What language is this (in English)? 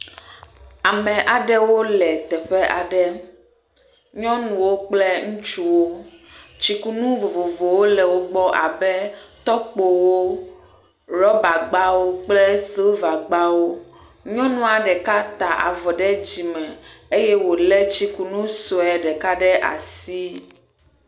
Ewe